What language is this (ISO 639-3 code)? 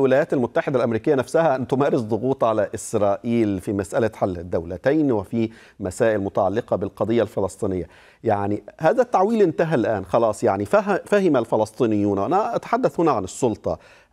ara